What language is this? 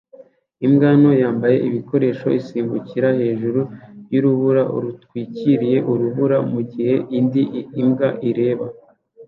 Kinyarwanda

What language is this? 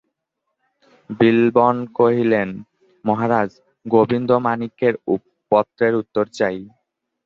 Bangla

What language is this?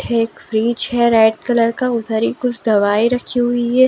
Hindi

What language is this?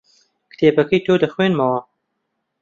Central Kurdish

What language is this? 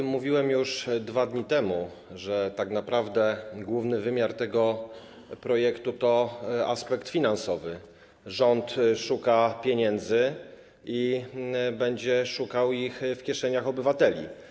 Polish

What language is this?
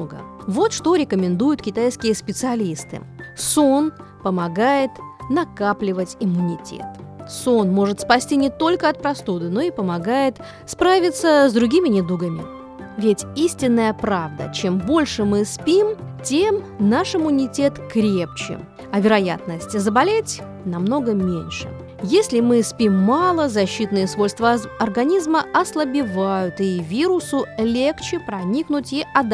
Russian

